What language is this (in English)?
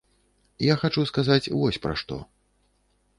Belarusian